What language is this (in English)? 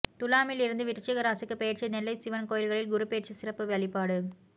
Tamil